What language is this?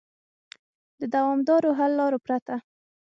Pashto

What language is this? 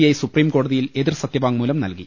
Malayalam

